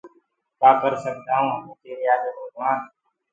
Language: Gurgula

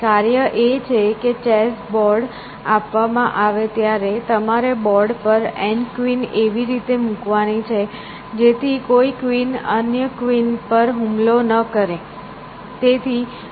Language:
Gujarati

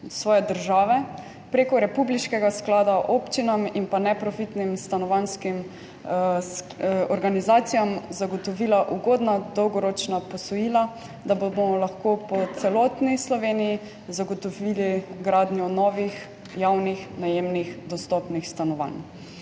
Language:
Slovenian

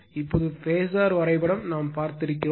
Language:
Tamil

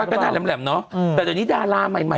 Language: Thai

